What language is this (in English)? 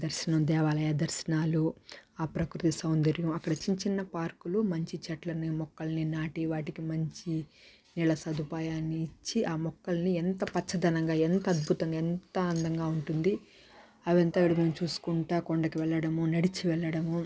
Telugu